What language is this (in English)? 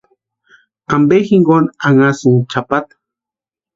Western Highland Purepecha